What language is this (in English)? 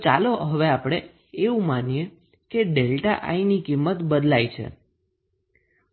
Gujarati